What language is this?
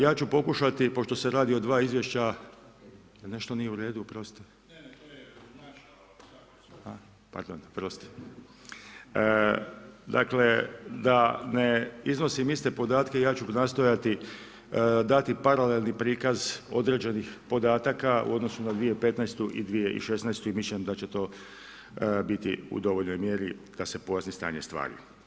Croatian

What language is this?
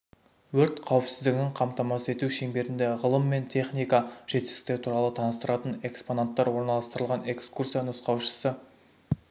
Kazakh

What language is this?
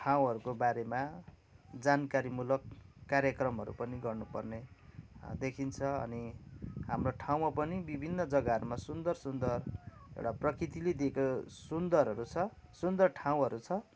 Nepali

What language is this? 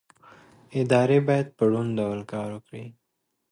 Pashto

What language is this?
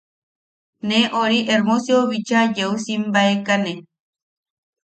Yaqui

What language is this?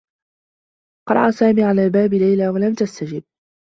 Arabic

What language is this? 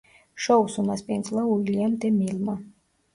Georgian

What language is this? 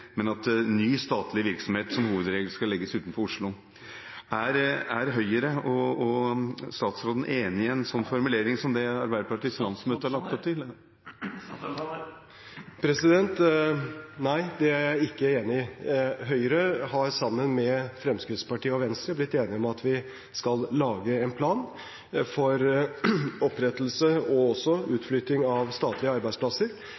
Norwegian Bokmål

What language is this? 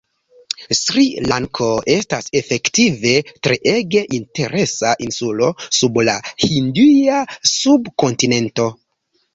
Esperanto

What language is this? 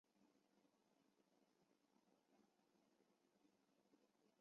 Chinese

